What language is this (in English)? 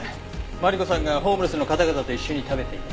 Japanese